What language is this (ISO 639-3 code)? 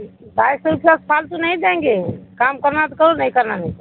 urd